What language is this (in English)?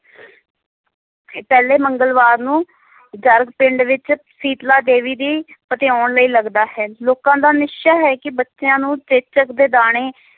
Punjabi